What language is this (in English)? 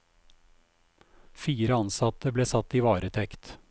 Norwegian